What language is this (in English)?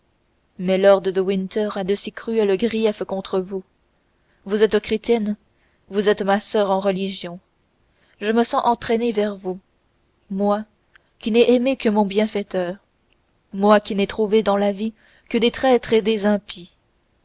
French